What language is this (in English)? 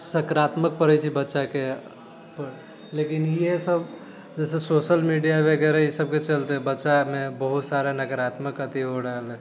Maithili